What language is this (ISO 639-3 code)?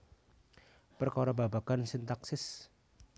jav